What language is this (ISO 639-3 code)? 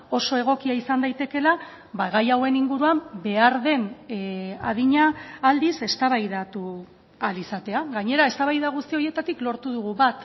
eus